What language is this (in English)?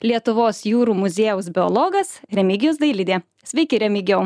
Lithuanian